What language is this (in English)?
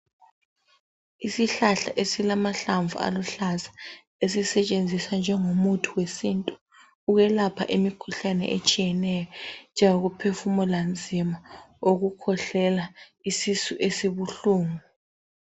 North Ndebele